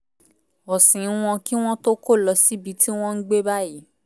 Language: Yoruba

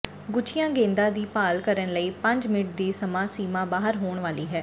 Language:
Punjabi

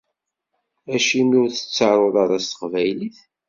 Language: Kabyle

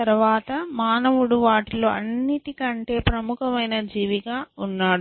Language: Telugu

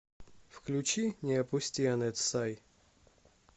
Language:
Russian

